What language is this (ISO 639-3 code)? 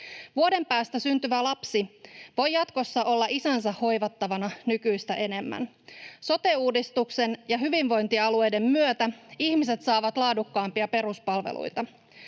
fin